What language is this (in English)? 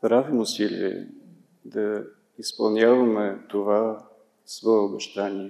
Bulgarian